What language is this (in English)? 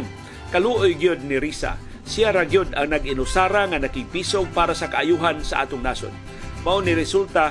Filipino